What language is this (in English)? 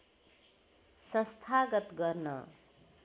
Nepali